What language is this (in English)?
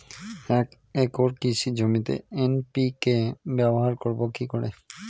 Bangla